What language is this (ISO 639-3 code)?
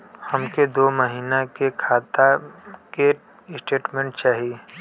bho